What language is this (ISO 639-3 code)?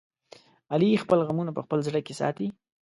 pus